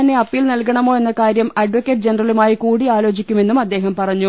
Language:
Malayalam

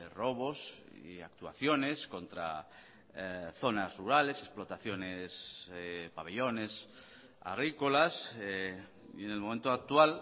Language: Spanish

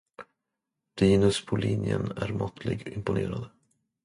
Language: Swedish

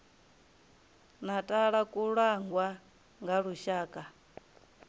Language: Venda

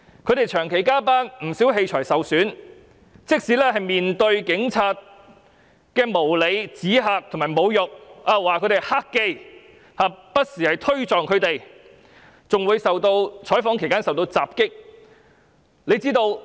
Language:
Cantonese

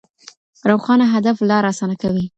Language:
Pashto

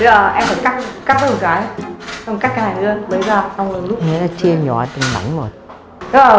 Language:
Vietnamese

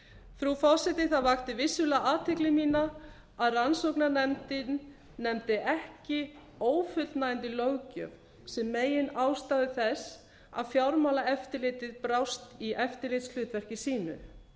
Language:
Icelandic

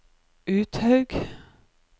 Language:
Norwegian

